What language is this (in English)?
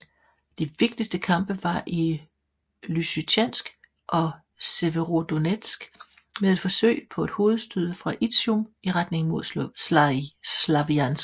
Danish